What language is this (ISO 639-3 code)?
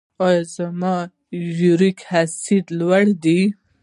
pus